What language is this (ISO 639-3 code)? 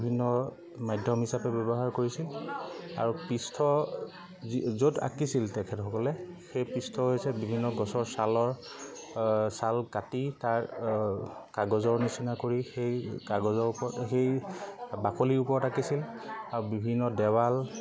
asm